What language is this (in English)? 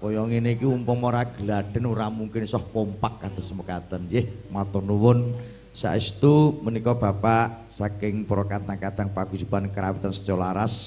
Indonesian